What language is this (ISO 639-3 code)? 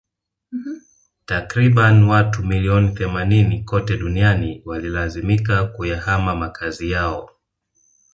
swa